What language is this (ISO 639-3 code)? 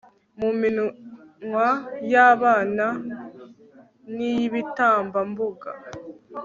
kin